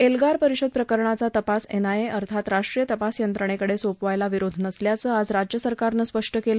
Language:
Marathi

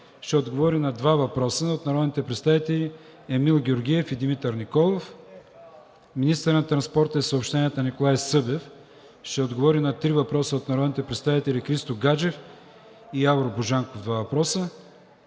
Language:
Bulgarian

